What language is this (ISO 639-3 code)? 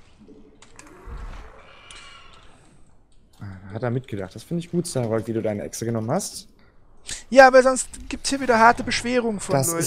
deu